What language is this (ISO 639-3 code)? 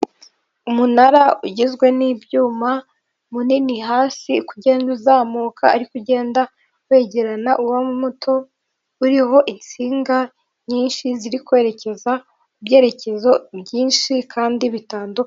kin